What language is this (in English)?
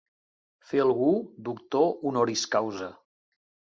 Catalan